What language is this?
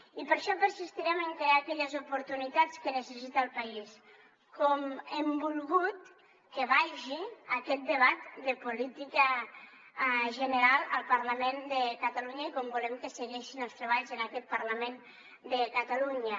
Catalan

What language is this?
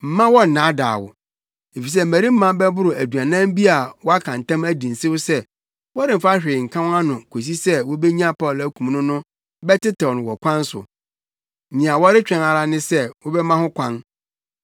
Akan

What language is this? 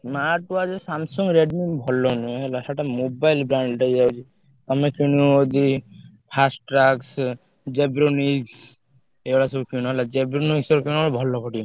Odia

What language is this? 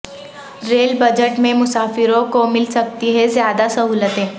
Urdu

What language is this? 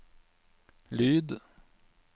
Norwegian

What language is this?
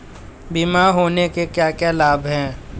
Hindi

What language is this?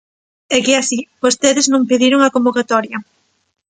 Galician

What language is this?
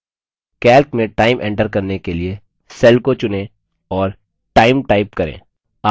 Hindi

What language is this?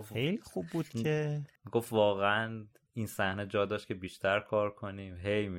Persian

